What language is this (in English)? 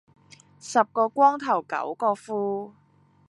Cantonese